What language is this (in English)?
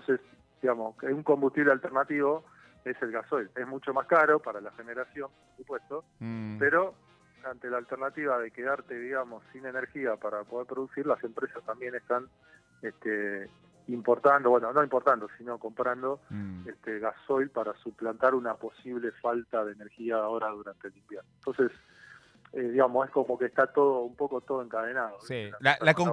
Spanish